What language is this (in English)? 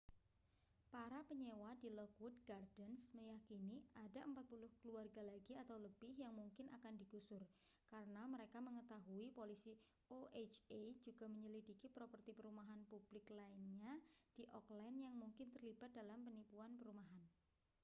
Indonesian